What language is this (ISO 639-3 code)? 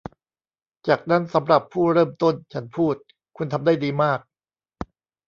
tha